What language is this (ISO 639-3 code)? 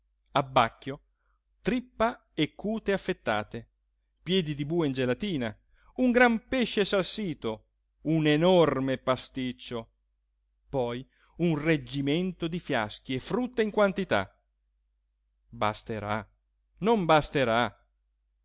ita